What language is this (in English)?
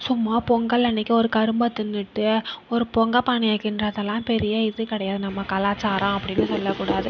Tamil